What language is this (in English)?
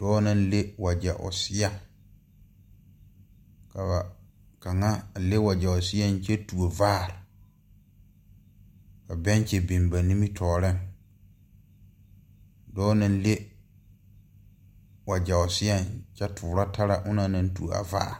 Southern Dagaare